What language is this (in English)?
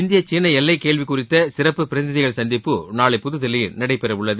Tamil